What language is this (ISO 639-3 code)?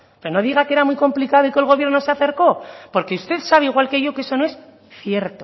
spa